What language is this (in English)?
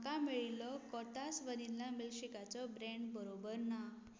Konkani